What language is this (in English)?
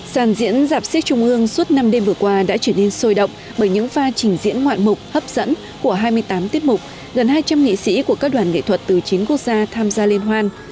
Vietnamese